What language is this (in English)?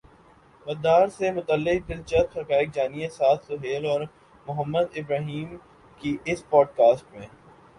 Urdu